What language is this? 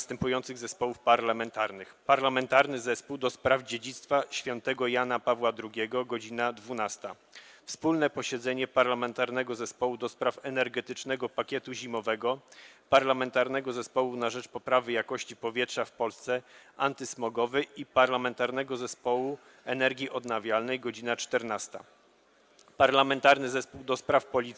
Polish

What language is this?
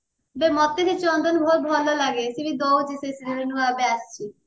Odia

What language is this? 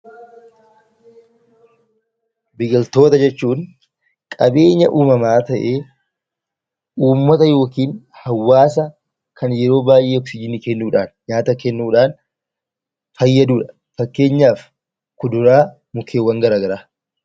Oromo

